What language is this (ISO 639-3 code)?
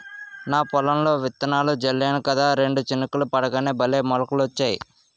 tel